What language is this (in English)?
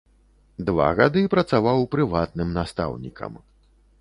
Belarusian